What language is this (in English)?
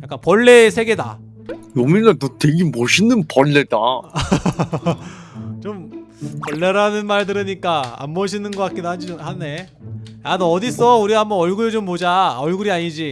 Korean